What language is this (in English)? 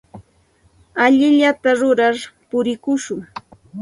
Santa Ana de Tusi Pasco Quechua